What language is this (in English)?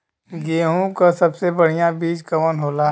Bhojpuri